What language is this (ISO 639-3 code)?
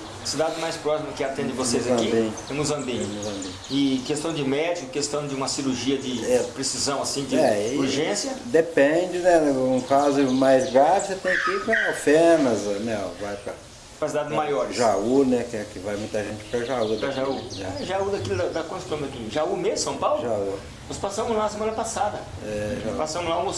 por